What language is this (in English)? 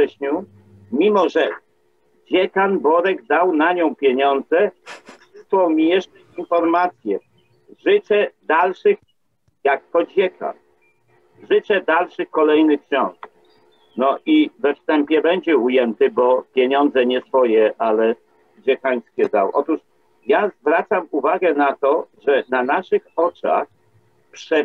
Polish